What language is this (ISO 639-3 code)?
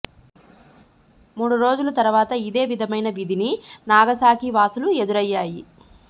tel